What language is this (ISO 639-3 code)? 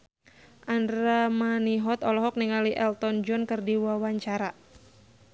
sun